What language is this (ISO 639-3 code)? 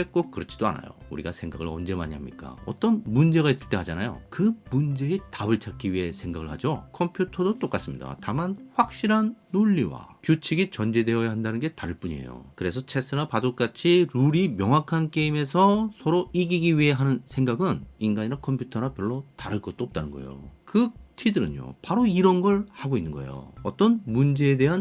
kor